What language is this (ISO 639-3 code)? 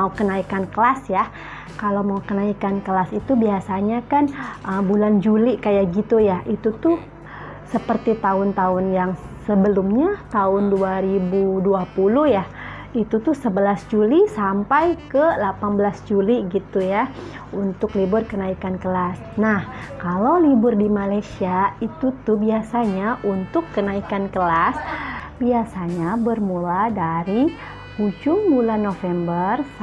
ind